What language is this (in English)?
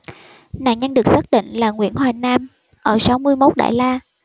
Vietnamese